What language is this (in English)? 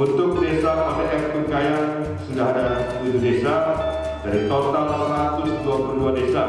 Indonesian